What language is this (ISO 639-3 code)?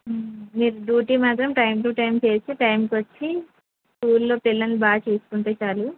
tel